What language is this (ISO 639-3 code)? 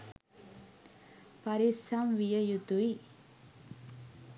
sin